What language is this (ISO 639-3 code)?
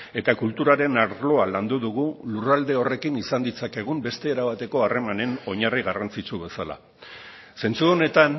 eus